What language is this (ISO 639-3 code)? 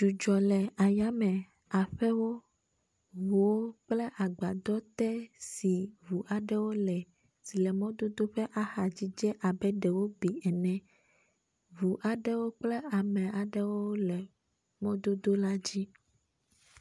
ewe